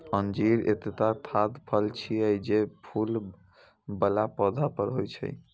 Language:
Maithili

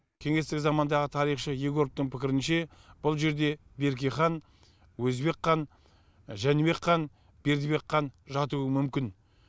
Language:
Kazakh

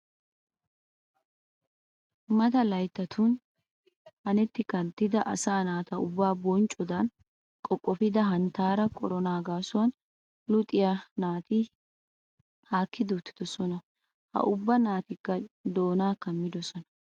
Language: Wolaytta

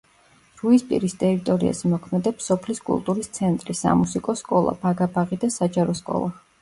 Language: Georgian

